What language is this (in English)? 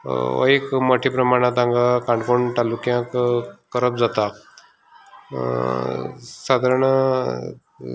Konkani